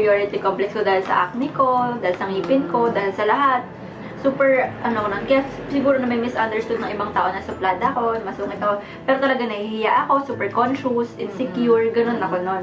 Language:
Filipino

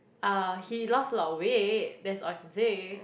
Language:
English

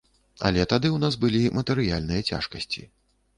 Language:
Belarusian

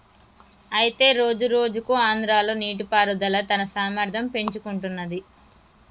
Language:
Telugu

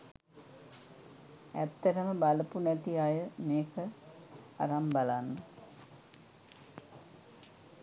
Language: Sinhala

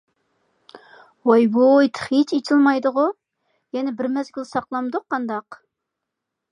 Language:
Uyghur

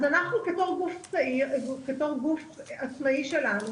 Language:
Hebrew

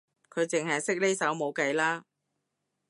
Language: Cantonese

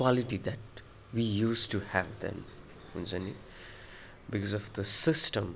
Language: Nepali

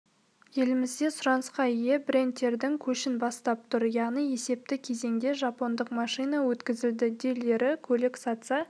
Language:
Kazakh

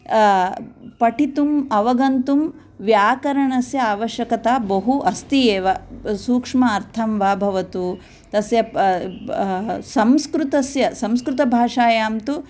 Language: Sanskrit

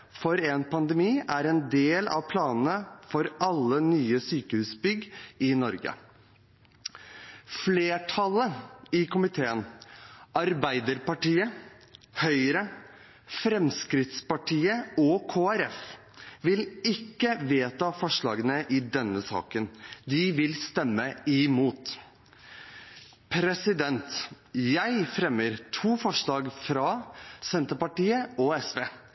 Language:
Norwegian Bokmål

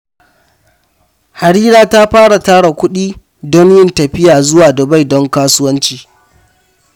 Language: Hausa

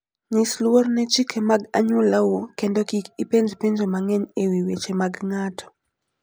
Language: Luo (Kenya and Tanzania)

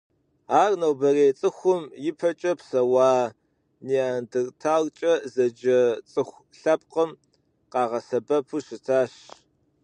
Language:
Kabardian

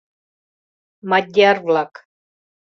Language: Mari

